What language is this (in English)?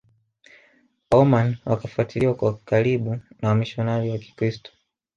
Swahili